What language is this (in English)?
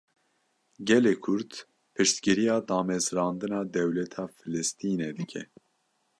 Kurdish